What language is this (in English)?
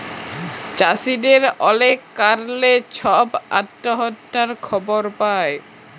Bangla